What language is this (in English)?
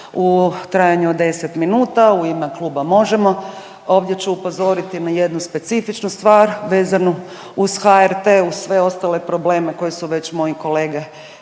Croatian